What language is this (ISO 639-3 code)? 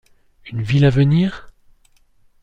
fra